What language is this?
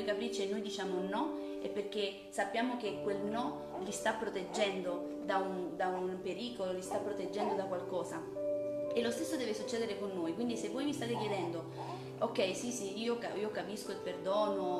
Italian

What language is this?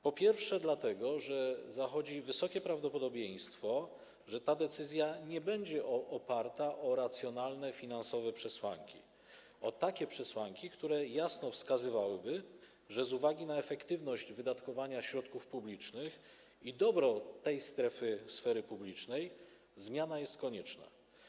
Polish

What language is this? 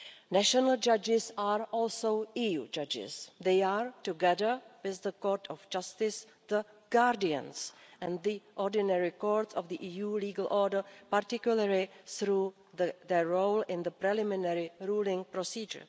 English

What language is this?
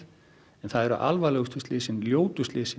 Icelandic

